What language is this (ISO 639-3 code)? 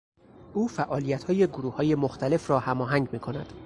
fas